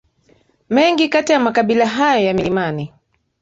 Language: Swahili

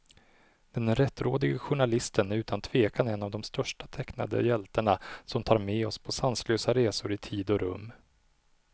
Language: Swedish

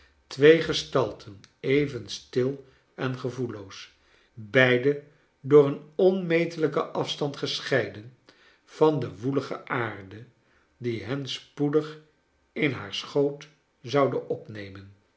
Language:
Dutch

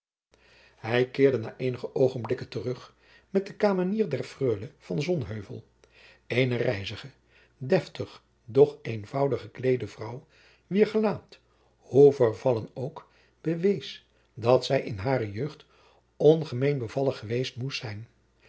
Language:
Dutch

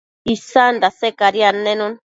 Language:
Matsés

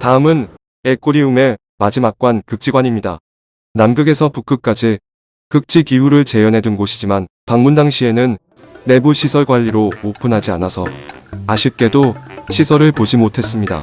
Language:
Korean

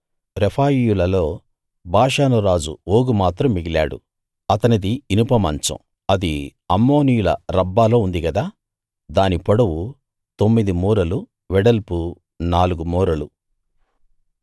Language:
Telugu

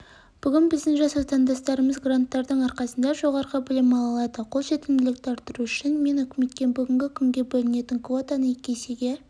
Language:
Kazakh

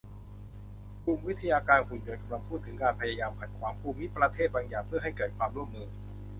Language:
Thai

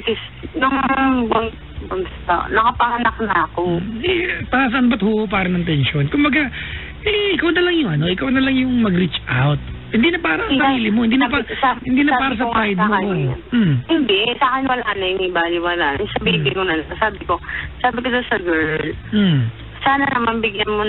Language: Filipino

